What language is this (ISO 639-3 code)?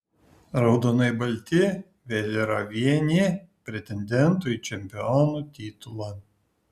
lit